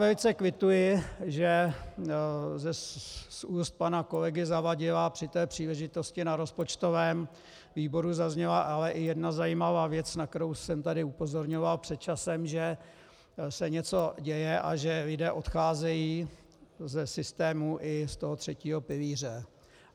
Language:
Czech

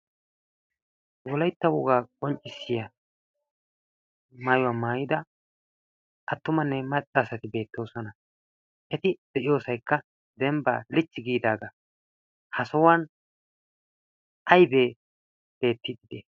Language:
Wolaytta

